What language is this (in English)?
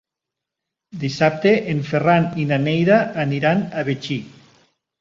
Catalan